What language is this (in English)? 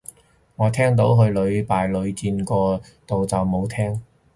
Cantonese